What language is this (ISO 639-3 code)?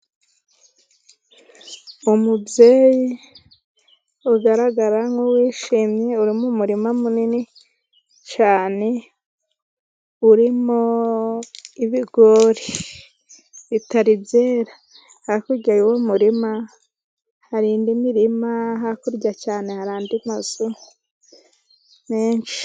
kin